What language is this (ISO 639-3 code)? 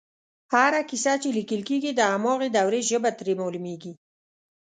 pus